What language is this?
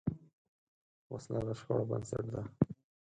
Pashto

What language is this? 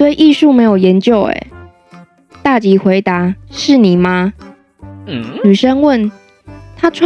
Chinese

